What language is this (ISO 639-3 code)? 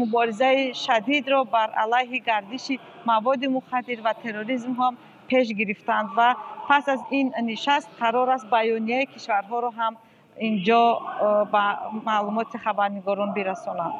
fas